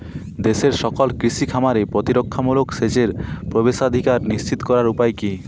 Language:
Bangla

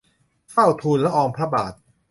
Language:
Thai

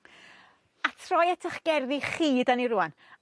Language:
Welsh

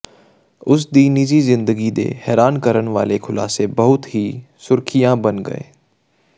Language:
Punjabi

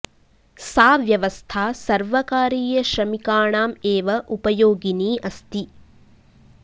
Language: Sanskrit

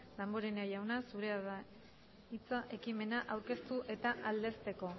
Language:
Basque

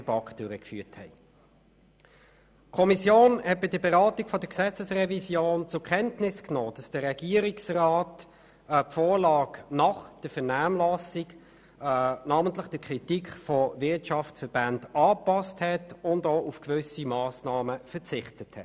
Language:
Swiss German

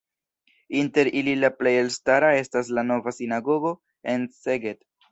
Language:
Esperanto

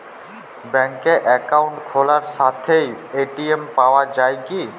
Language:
Bangla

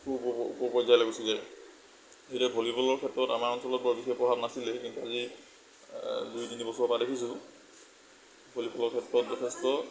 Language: Assamese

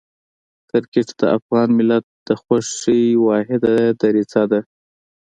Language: Pashto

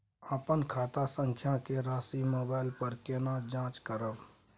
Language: Maithili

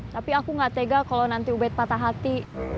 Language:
Indonesian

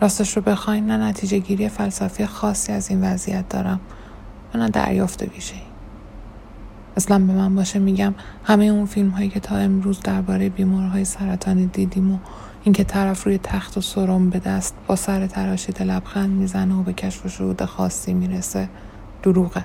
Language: Persian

